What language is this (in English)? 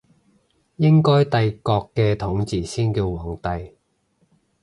Cantonese